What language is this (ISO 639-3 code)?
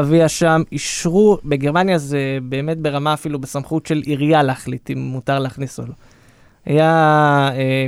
heb